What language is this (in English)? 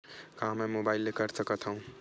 Chhattisgarhi